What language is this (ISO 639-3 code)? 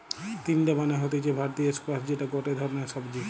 ben